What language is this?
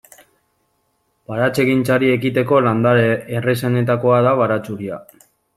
Basque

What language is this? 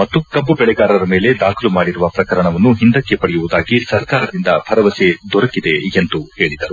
Kannada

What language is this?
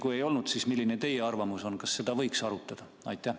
Estonian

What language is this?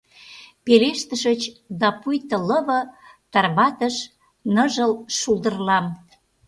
Mari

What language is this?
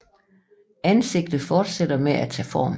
Danish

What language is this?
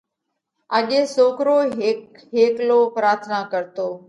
Parkari Koli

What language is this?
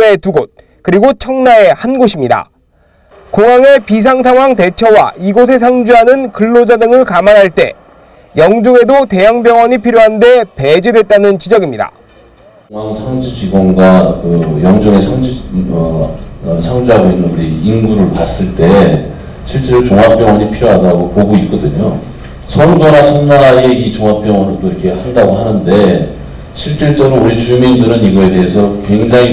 Korean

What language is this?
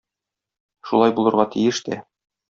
Tatar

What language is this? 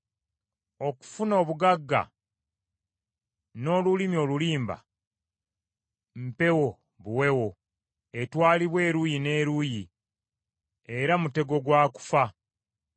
Ganda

